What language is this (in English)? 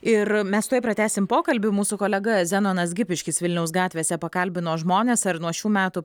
Lithuanian